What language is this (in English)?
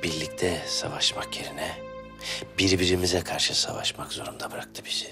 Turkish